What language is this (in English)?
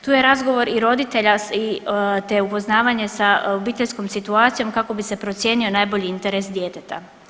Croatian